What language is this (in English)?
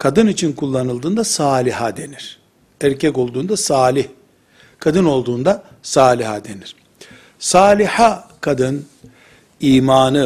Turkish